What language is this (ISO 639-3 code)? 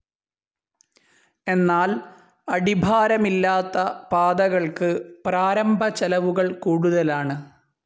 mal